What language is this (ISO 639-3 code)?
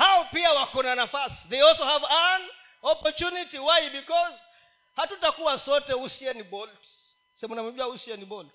swa